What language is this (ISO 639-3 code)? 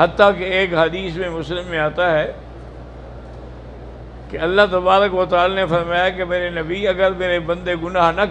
ara